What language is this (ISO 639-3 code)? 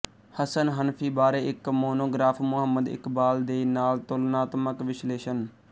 pan